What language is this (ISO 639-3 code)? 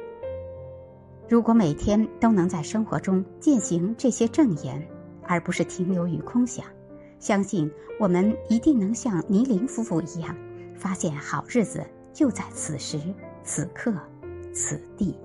zho